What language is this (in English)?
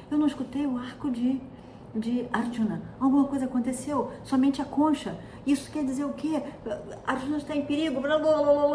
Portuguese